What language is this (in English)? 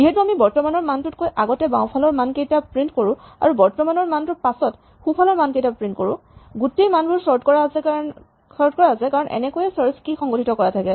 Assamese